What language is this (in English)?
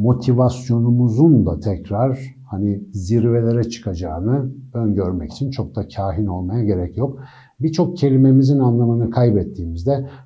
Turkish